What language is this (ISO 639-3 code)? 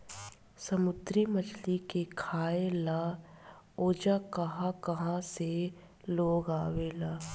bho